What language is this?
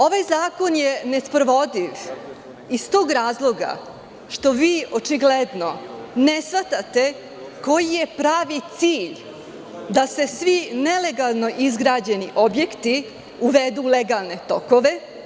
Serbian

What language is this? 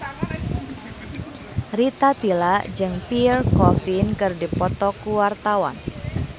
Sundanese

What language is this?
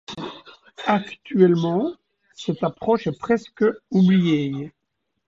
French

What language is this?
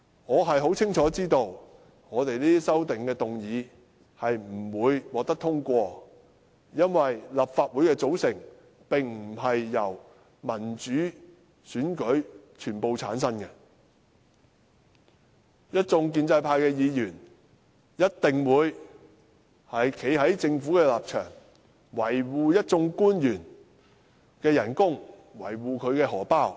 Cantonese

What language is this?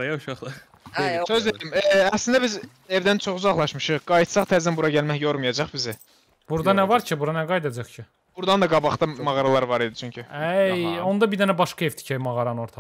Turkish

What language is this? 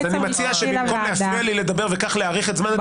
Hebrew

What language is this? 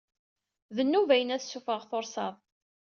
Kabyle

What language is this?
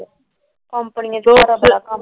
Punjabi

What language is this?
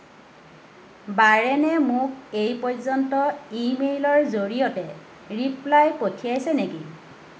Assamese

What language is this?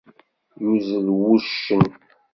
Kabyle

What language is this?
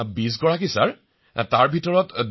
Assamese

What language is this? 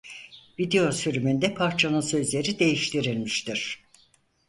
Turkish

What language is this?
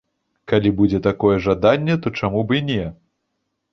Belarusian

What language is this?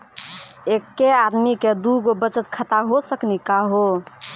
Maithili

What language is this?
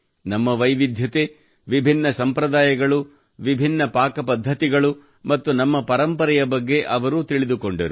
Kannada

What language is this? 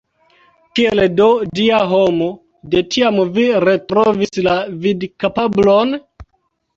Esperanto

